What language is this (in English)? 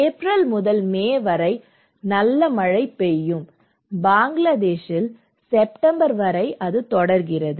Tamil